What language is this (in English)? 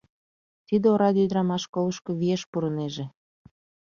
Mari